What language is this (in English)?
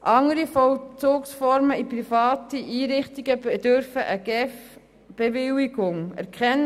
Swiss German